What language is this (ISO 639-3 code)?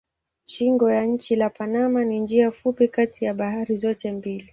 swa